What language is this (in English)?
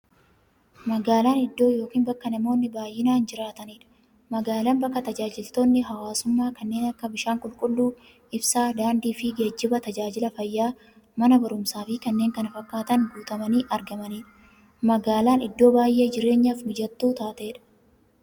Oromo